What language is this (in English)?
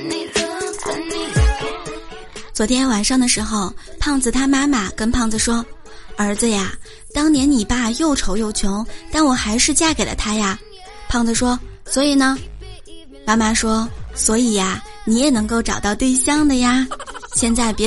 Chinese